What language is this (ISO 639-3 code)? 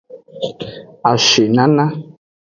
ajg